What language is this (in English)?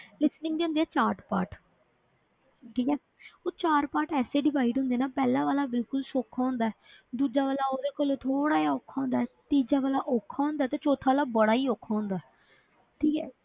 Punjabi